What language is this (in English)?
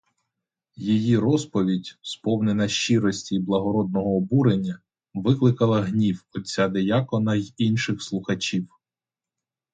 Ukrainian